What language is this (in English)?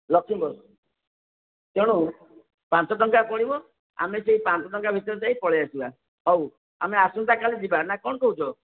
Odia